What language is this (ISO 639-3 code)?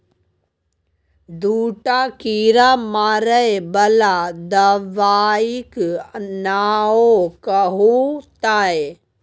mai